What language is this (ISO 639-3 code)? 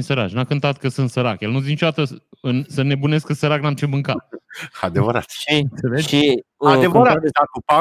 ron